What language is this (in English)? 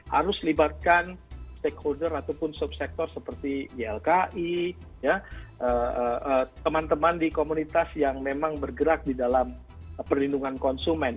Indonesian